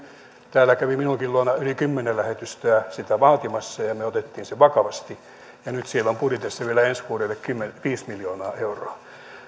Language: Finnish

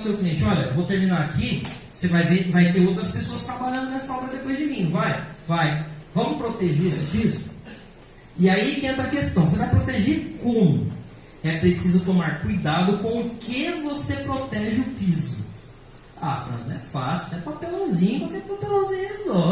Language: Portuguese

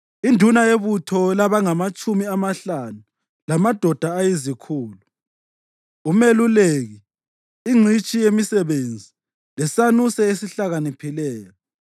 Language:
North Ndebele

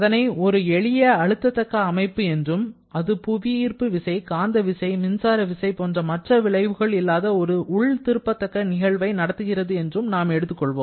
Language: Tamil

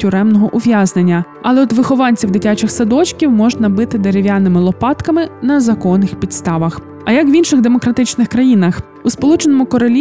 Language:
Ukrainian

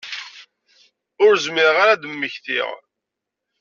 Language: Kabyle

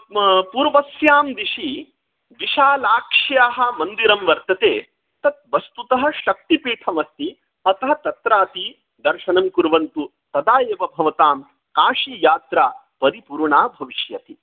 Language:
Sanskrit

